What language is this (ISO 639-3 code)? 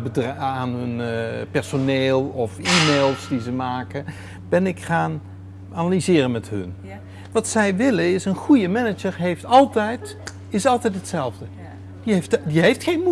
nld